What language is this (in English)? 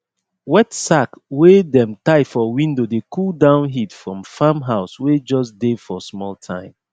Nigerian Pidgin